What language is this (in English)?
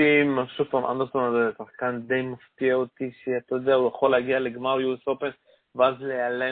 Hebrew